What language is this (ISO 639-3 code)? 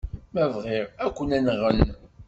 kab